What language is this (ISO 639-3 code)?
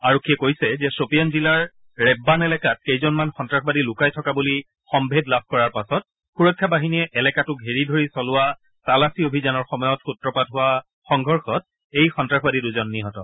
asm